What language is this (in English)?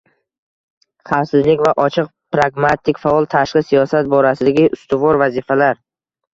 Uzbek